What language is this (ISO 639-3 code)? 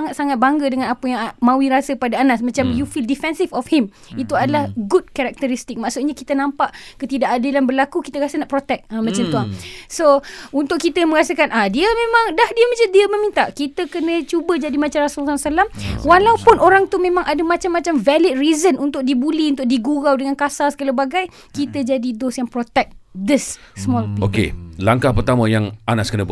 msa